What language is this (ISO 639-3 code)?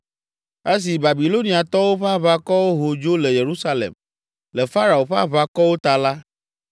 ewe